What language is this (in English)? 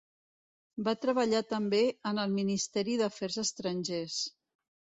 Catalan